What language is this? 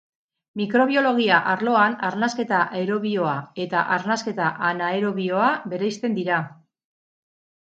Basque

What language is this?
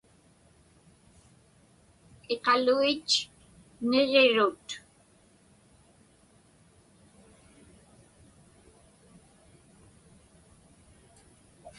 Inupiaq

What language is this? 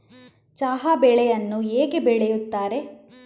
Kannada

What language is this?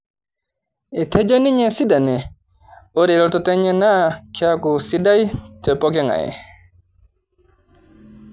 Masai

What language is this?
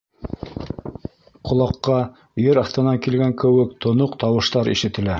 Bashkir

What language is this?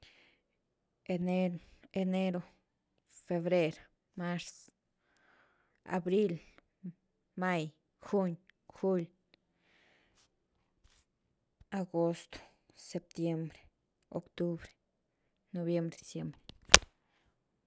Güilá Zapotec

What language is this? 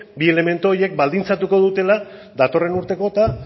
Basque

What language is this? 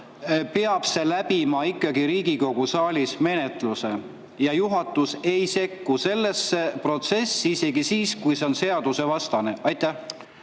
Estonian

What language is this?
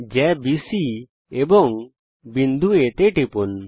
Bangla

